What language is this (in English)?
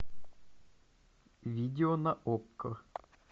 Russian